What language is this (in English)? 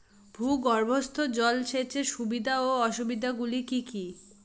Bangla